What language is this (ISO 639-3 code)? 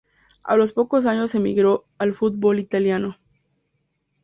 spa